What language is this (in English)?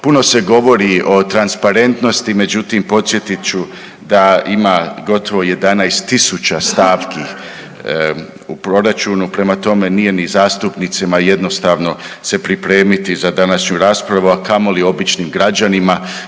Croatian